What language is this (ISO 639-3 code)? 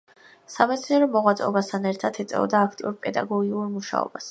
kat